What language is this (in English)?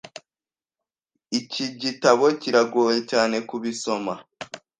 Kinyarwanda